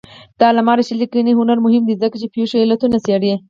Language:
Pashto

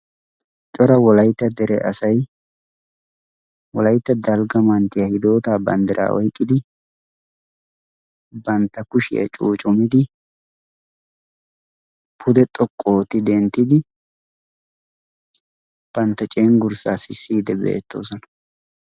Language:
Wolaytta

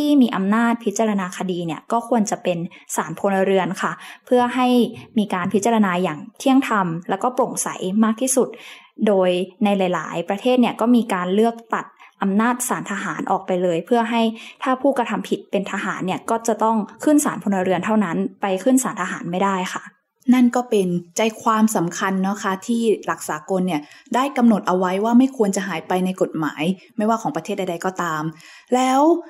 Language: Thai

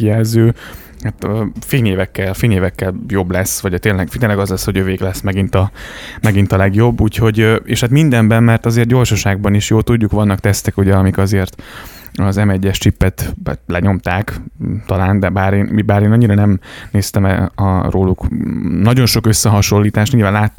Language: Hungarian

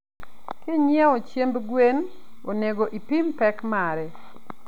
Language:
Luo (Kenya and Tanzania)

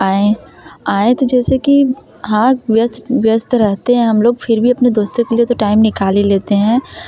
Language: Hindi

